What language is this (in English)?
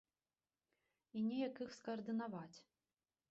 Belarusian